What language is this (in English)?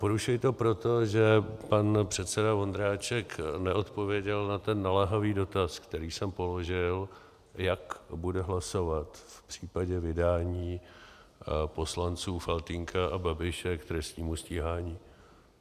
Czech